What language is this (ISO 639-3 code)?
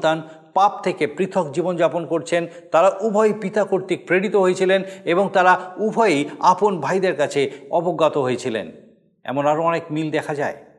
ben